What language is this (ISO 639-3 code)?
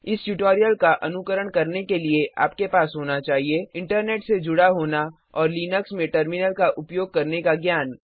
hin